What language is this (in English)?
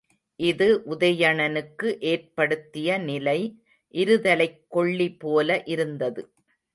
Tamil